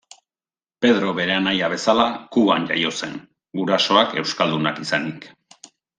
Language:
Basque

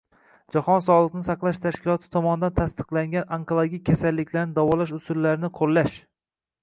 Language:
Uzbek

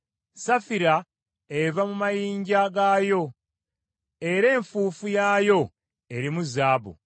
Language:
Ganda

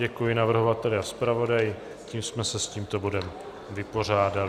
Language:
Czech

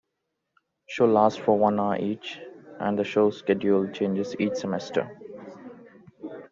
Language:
English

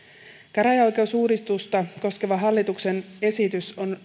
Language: Finnish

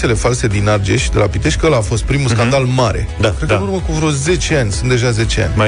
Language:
Romanian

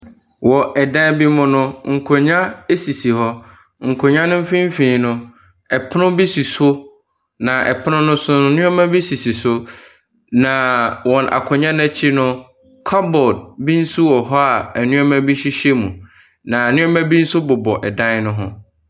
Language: Akan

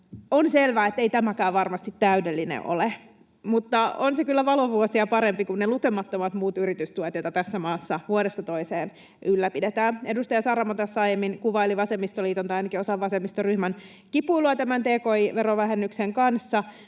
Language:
Finnish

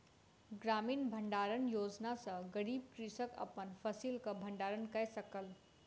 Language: Maithili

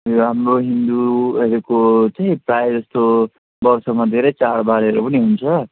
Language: Nepali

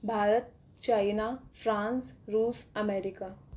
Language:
Hindi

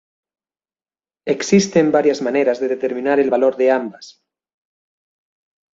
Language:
Spanish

